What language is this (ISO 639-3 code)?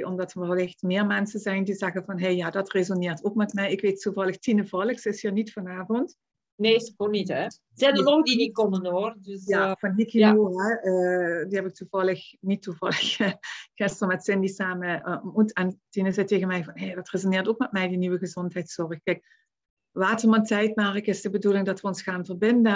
nld